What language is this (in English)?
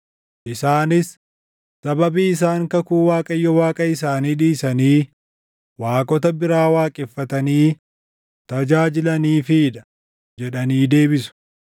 Oromo